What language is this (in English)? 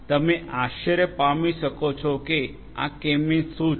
Gujarati